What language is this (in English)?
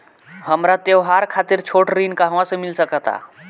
Bhojpuri